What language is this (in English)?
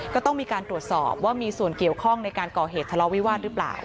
Thai